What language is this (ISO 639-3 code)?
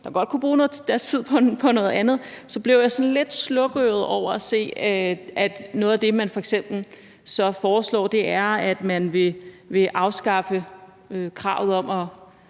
dan